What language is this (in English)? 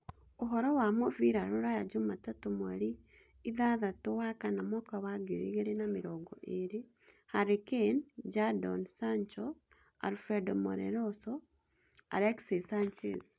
Kikuyu